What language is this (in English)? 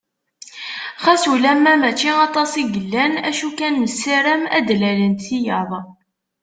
Kabyle